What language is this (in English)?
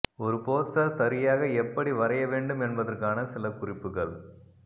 Tamil